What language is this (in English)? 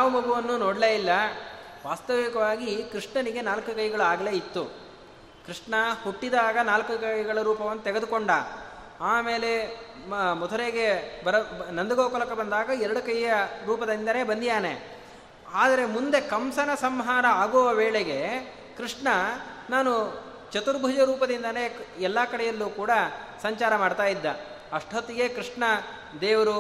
Kannada